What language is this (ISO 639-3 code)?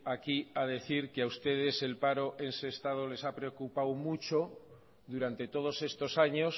spa